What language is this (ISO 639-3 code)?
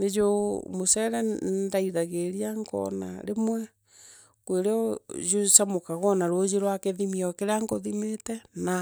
mer